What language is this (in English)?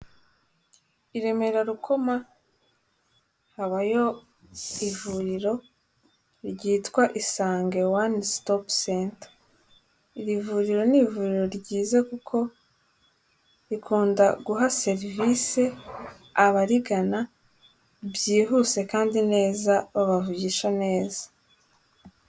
Kinyarwanda